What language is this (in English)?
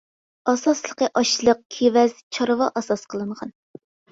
Uyghur